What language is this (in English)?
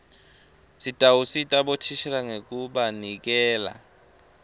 Swati